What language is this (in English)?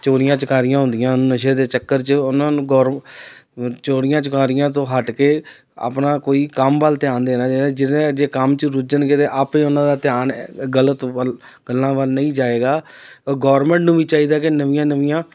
Punjabi